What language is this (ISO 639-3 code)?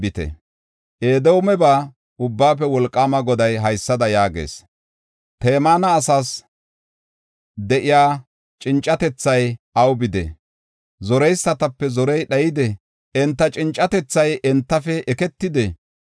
gof